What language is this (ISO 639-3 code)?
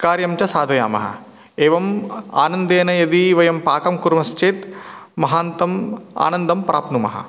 san